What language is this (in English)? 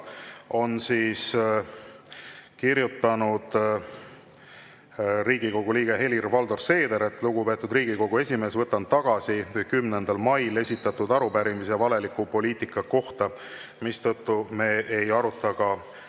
Estonian